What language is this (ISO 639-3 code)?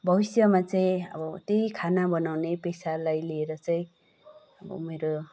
nep